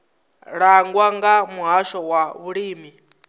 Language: Venda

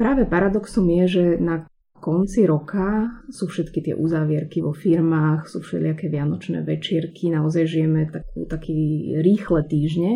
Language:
Slovak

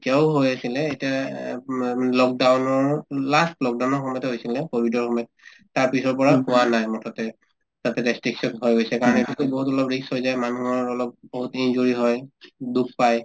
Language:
Assamese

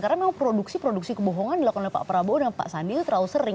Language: Indonesian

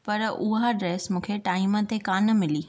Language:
Sindhi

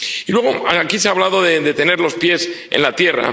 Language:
Spanish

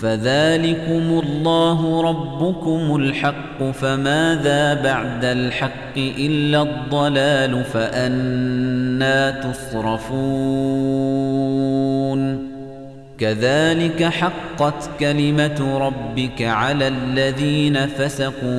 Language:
Arabic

